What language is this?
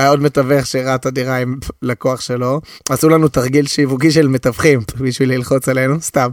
Hebrew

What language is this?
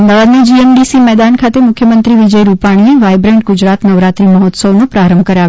Gujarati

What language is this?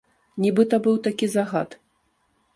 Belarusian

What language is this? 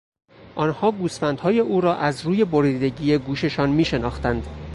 Persian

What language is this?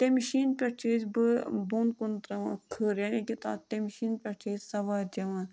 Kashmiri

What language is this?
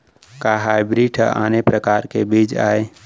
Chhattisgarhi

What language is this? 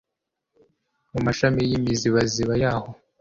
Kinyarwanda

